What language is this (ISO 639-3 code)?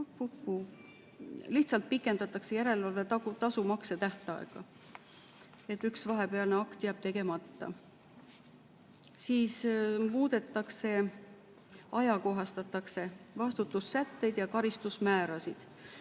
est